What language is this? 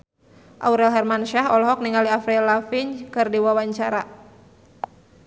Sundanese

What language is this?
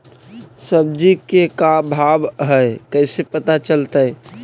Magahi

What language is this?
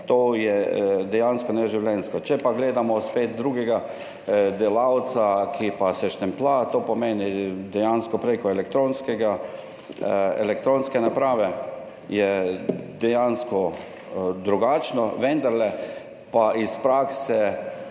Slovenian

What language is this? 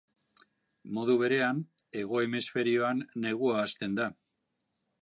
Basque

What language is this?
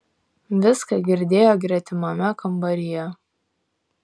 Lithuanian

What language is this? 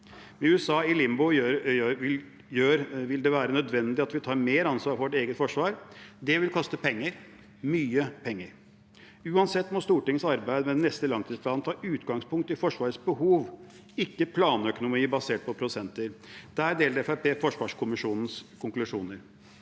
Norwegian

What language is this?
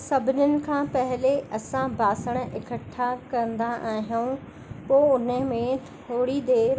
Sindhi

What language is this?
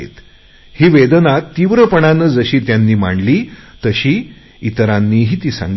Marathi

